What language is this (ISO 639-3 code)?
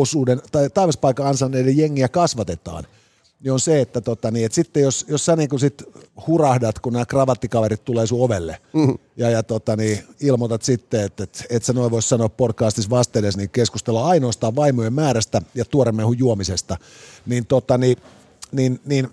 fin